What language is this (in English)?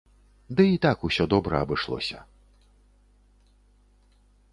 Belarusian